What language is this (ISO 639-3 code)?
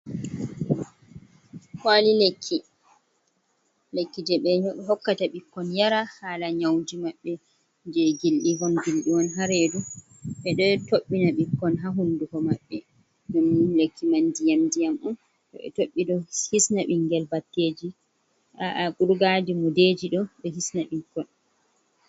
ful